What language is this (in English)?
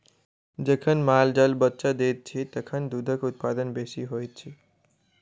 Maithili